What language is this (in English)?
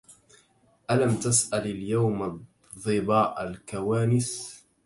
Arabic